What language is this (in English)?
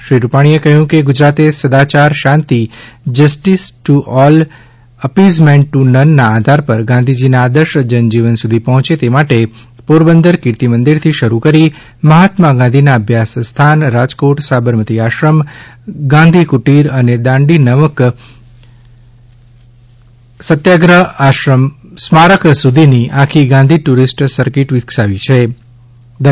Gujarati